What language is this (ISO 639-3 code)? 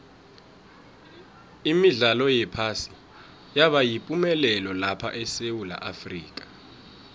nbl